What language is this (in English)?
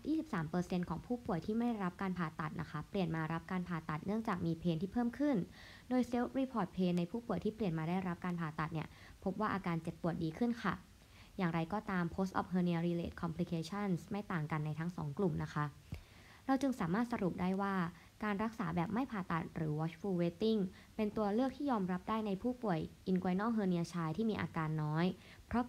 Thai